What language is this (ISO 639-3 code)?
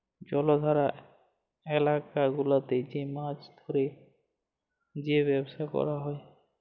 ben